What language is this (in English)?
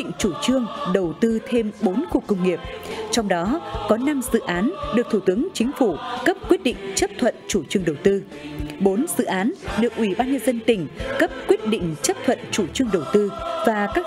Vietnamese